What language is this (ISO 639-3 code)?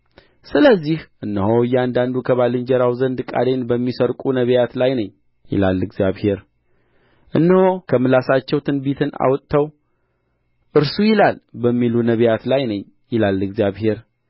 amh